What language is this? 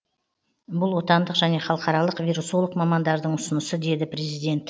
Kazakh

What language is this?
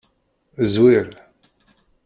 Kabyle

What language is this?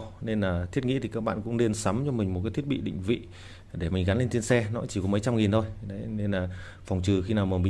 Vietnamese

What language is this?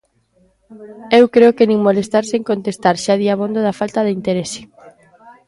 Galician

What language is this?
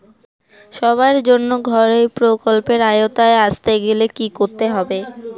Bangla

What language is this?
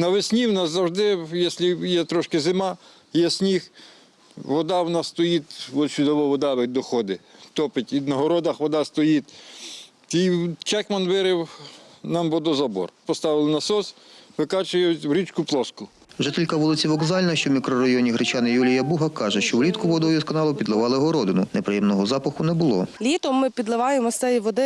Ukrainian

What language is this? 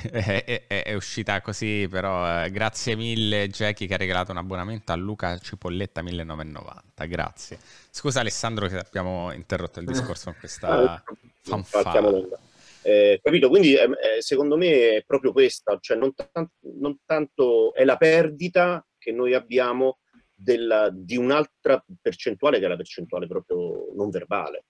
Italian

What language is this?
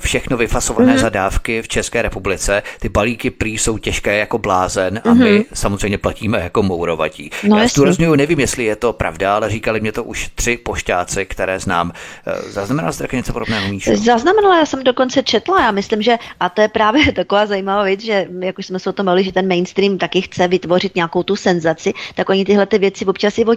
Czech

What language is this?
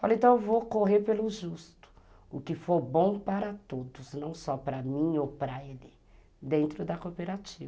Portuguese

